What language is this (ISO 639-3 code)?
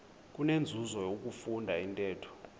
xho